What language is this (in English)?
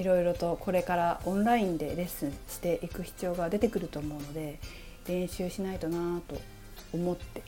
Japanese